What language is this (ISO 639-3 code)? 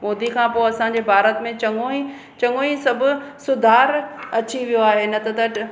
snd